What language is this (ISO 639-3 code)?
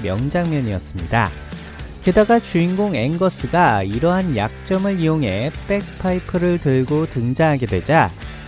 kor